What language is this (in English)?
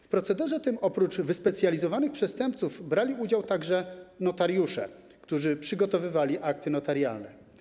Polish